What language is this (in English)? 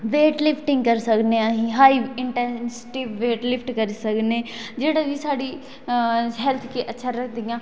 Dogri